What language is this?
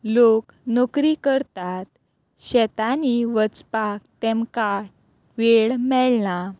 Konkani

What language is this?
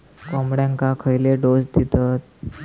Marathi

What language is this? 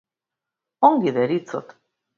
Basque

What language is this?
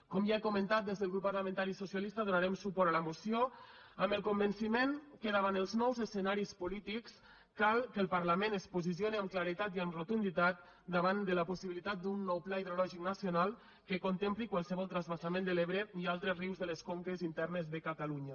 Catalan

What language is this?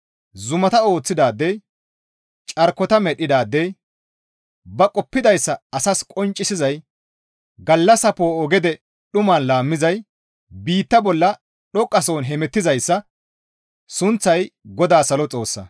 Gamo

